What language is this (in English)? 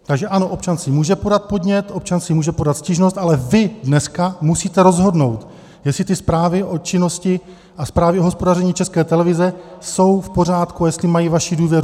Czech